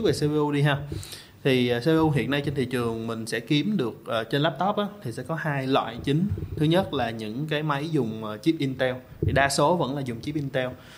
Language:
Vietnamese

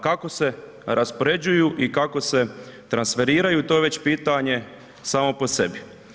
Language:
Croatian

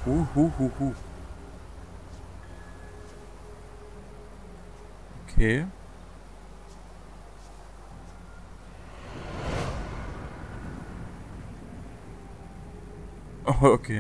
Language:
German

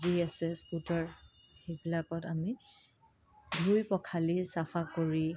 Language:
Assamese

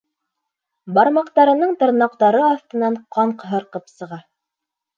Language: Bashkir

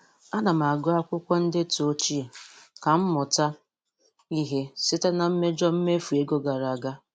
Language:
Igbo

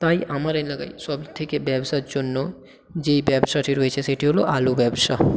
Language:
Bangla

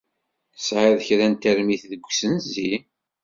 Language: Kabyle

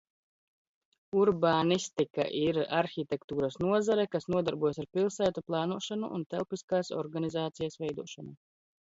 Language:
Latvian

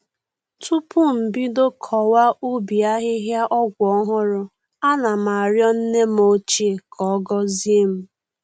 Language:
Igbo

